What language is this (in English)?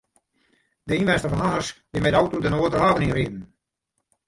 Western Frisian